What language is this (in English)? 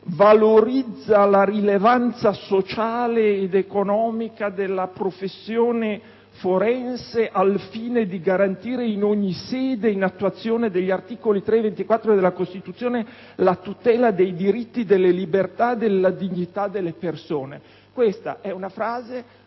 Italian